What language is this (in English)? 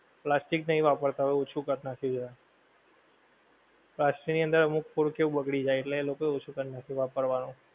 Gujarati